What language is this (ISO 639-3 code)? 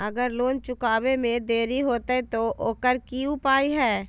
mag